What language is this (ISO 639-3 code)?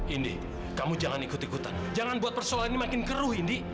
ind